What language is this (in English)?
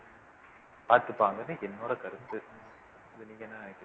Tamil